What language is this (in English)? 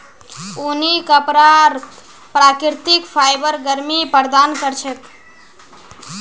Magahi